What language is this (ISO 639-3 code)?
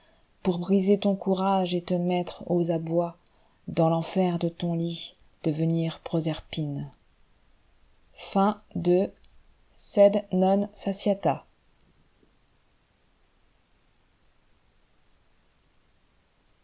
fra